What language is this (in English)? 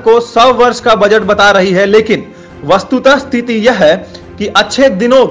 Hindi